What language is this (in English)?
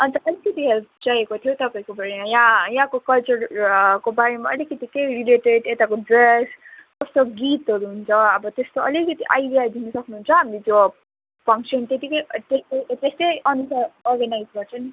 Nepali